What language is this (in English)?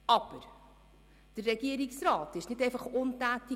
Swiss German